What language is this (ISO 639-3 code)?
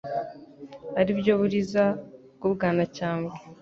kin